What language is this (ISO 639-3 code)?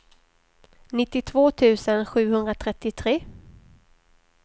swe